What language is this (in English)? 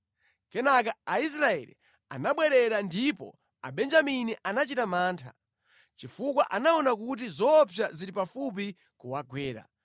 Nyanja